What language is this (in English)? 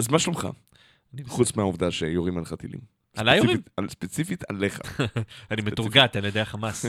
Hebrew